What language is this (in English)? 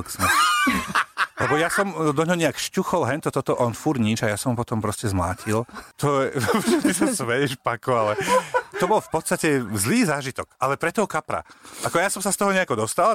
Slovak